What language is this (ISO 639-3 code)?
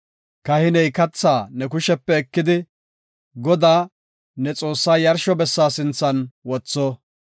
gof